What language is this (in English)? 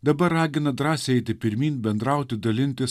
Lithuanian